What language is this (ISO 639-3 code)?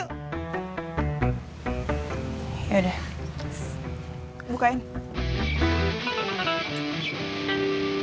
ind